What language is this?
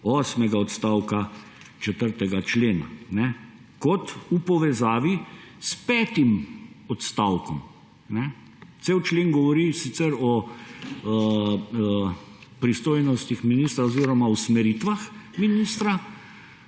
Slovenian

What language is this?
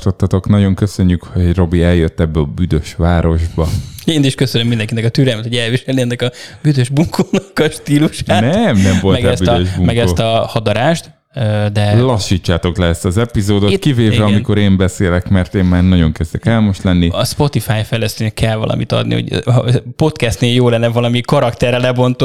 Hungarian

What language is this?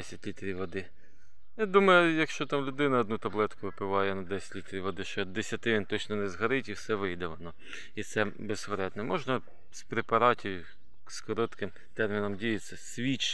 Ukrainian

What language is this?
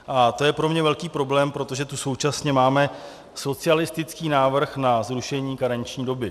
Czech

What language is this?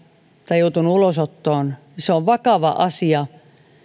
Finnish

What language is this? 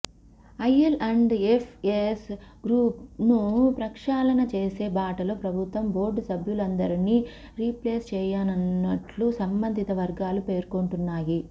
Telugu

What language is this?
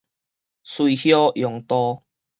Min Nan Chinese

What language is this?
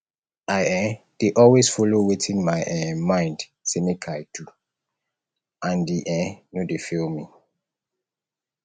Nigerian Pidgin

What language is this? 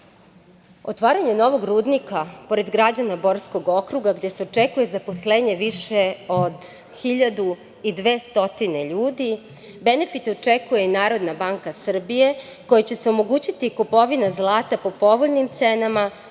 Serbian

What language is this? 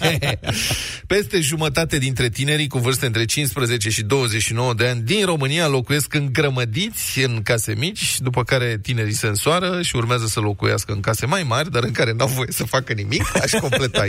Romanian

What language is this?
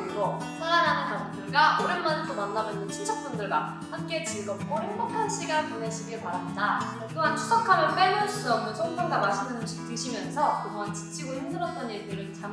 Korean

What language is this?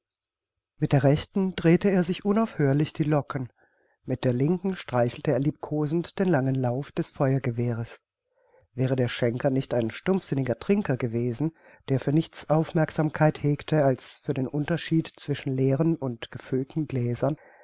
German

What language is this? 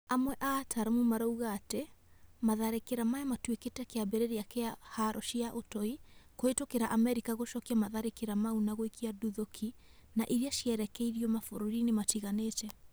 Kikuyu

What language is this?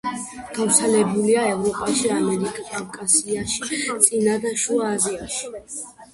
Georgian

